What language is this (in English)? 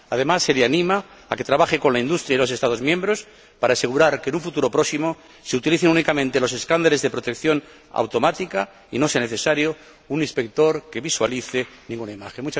Spanish